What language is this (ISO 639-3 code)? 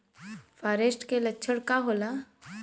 bho